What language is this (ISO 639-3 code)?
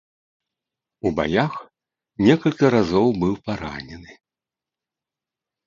bel